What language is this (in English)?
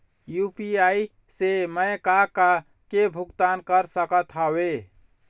Chhattisgarhi